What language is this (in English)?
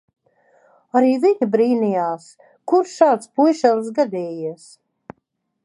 Latvian